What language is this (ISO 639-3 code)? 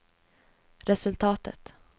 swe